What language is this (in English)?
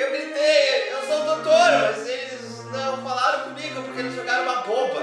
Portuguese